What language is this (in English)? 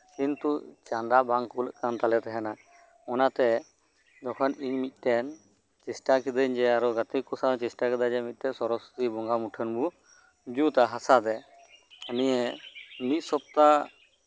Santali